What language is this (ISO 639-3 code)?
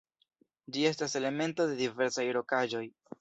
epo